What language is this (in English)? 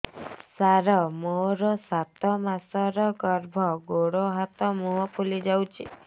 Odia